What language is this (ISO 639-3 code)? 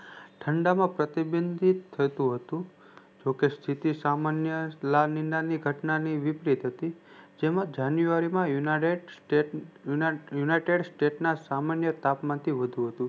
guj